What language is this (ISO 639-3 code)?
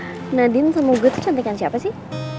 ind